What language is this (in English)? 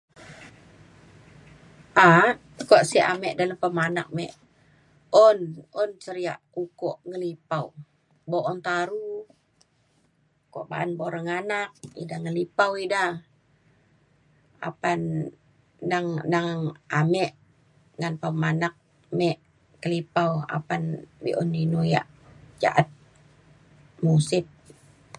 Mainstream Kenyah